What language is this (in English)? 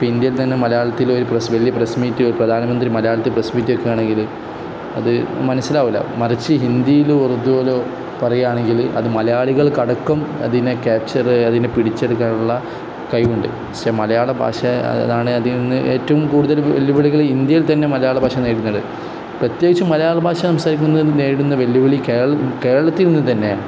Malayalam